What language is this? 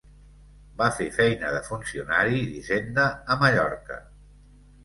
Catalan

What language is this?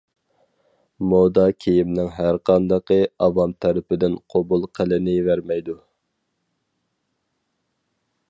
Uyghur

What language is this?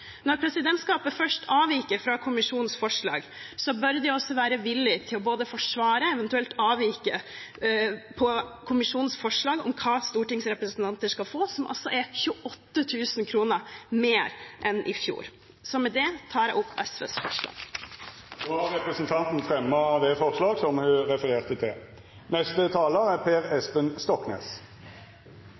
Norwegian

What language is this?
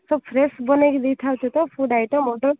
Odia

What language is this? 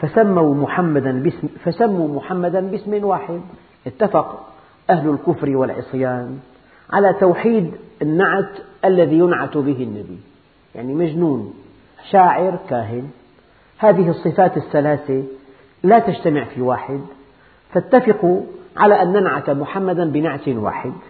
Arabic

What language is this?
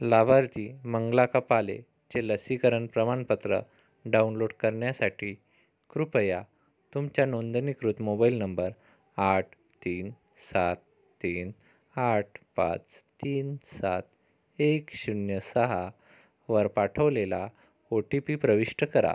Marathi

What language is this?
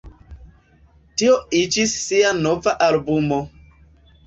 Esperanto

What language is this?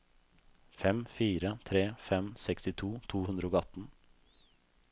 Norwegian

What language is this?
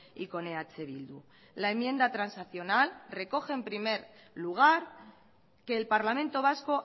Spanish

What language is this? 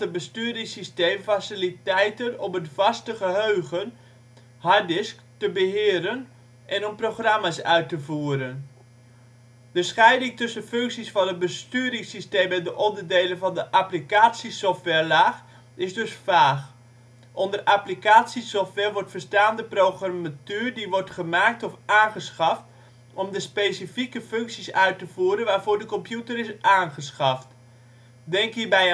Dutch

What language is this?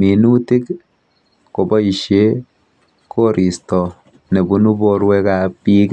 Kalenjin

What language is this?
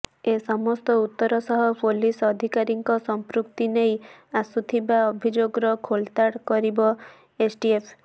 Odia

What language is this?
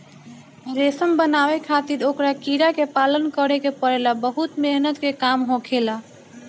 Bhojpuri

